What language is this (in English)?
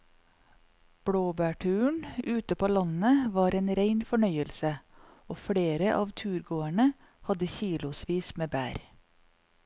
Norwegian